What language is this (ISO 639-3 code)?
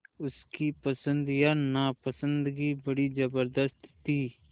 hin